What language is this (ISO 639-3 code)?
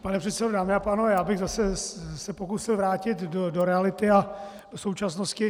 ces